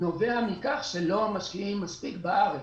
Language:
Hebrew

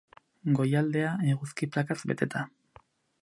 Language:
Basque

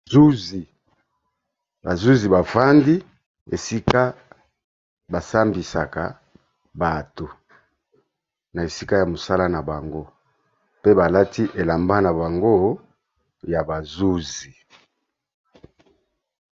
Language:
Lingala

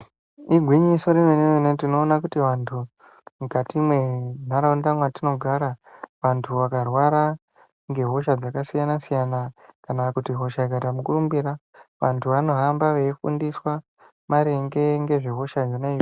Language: Ndau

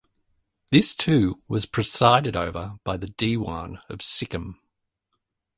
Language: English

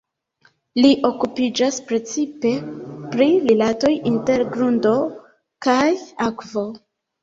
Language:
Esperanto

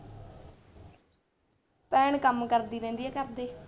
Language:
Punjabi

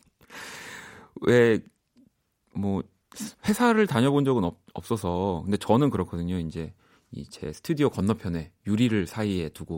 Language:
Korean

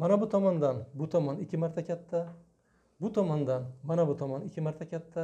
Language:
Turkish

